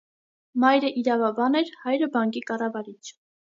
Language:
Armenian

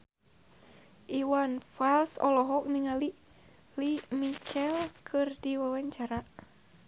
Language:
Sundanese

